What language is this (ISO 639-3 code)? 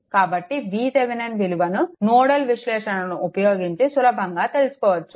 tel